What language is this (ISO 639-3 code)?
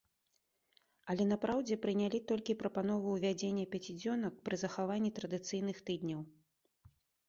bel